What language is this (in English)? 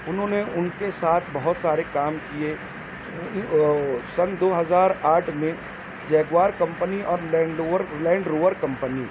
Urdu